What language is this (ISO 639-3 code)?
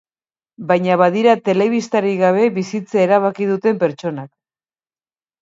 eus